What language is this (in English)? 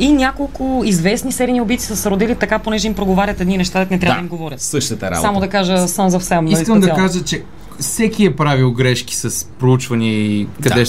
Bulgarian